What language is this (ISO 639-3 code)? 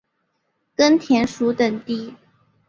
zho